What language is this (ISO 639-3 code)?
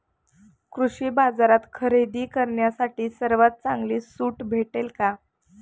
mar